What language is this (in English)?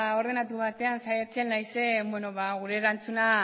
Basque